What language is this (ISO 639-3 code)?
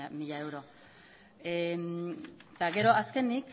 eus